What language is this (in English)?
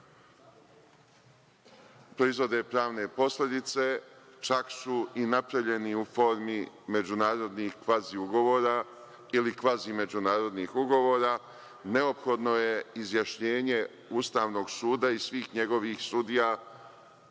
Serbian